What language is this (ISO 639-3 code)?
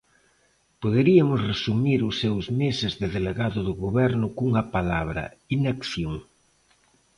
glg